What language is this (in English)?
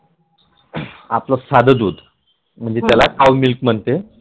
Marathi